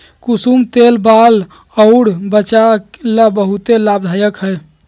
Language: Magahi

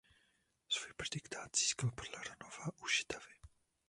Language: Czech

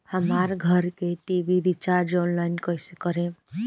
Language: Bhojpuri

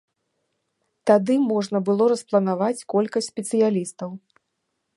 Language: Belarusian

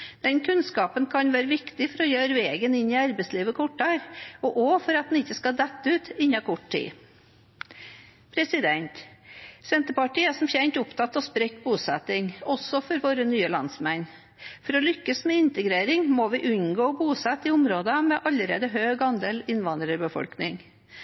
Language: Norwegian Bokmål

